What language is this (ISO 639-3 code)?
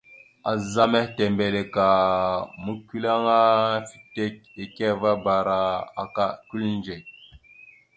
mxu